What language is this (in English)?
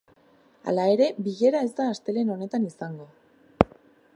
Basque